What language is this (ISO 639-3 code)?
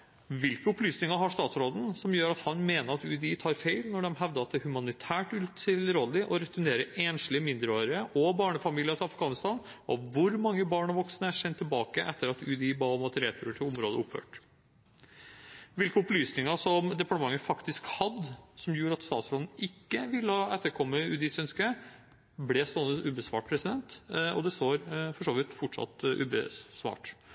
nob